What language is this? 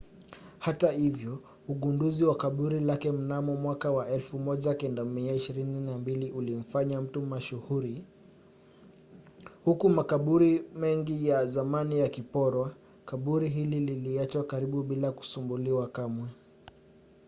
Swahili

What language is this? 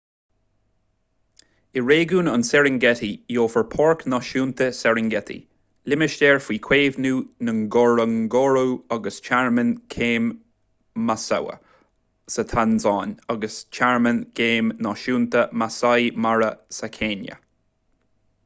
Irish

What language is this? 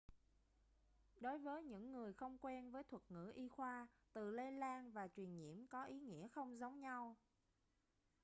Vietnamese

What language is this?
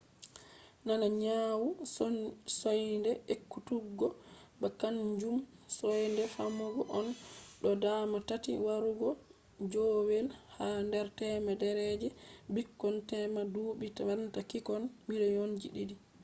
Fula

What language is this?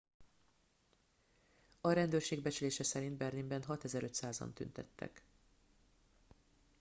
Hungarian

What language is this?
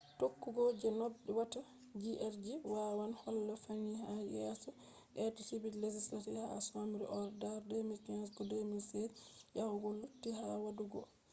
Fula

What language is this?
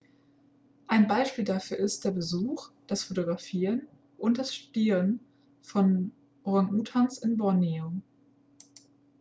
German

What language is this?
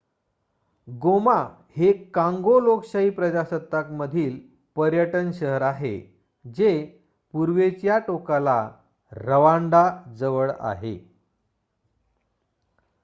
Marathi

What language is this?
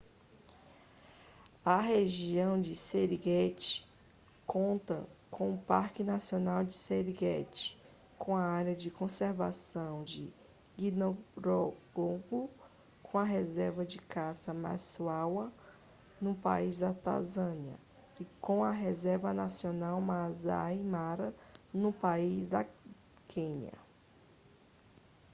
Portuguese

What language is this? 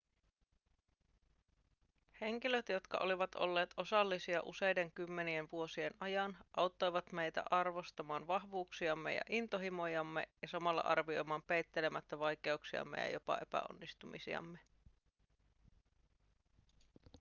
Finnish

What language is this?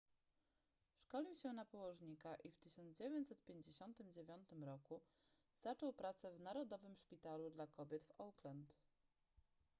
Polish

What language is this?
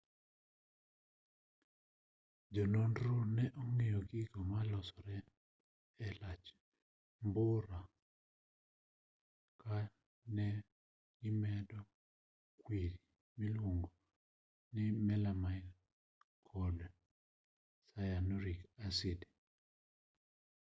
Luo (Kenya and Tanzania)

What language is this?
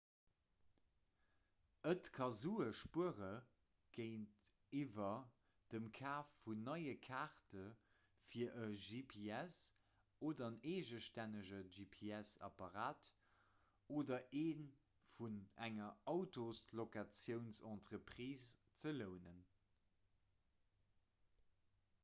Luxembourgish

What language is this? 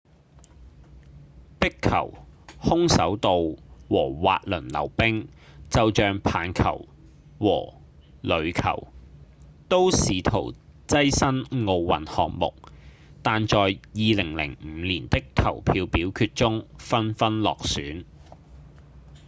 Cantonese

